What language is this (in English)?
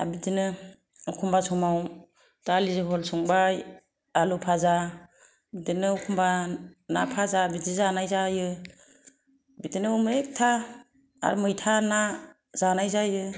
Bodo